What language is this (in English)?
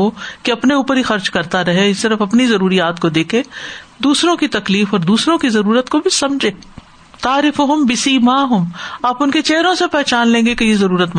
Urdu